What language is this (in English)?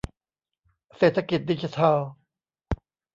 Thai